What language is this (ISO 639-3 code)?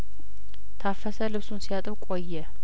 amh